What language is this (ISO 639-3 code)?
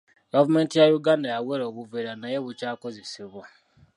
lug